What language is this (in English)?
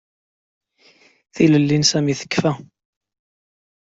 Kabyle